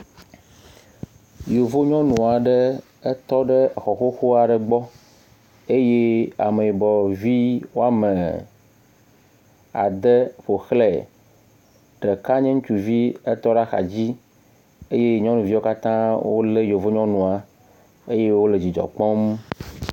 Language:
Ewe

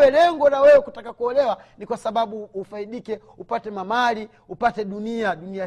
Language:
Swahili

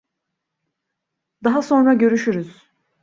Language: Turkish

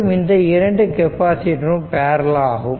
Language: Tamil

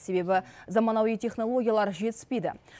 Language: Kazakh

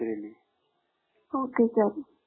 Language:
Marathi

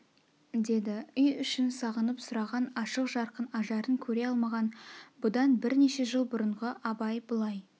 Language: Kazakh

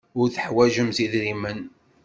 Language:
Kabyle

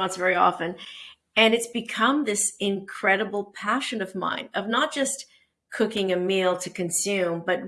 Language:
English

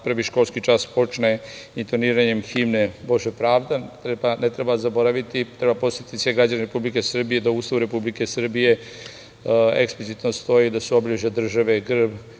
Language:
Serbian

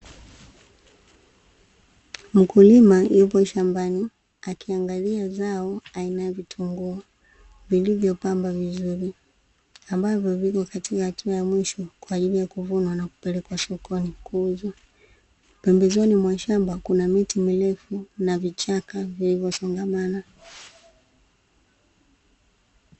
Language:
Swahili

